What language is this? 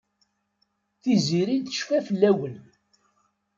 Kabyle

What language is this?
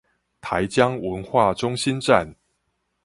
Chinese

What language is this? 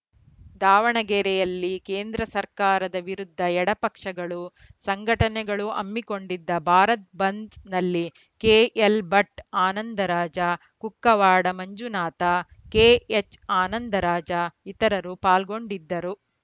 Kannada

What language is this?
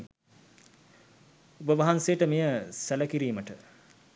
Sinhala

